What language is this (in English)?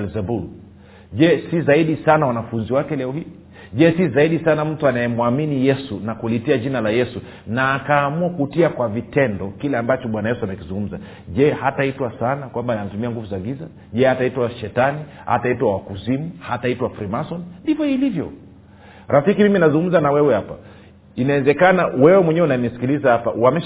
Swahili